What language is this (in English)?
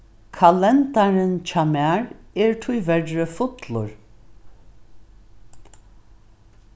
Faroese